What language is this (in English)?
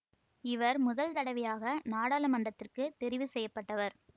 Tamil